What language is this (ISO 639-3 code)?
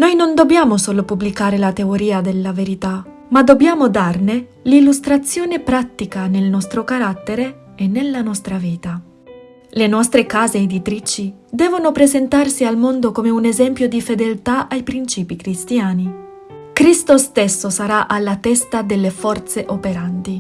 ita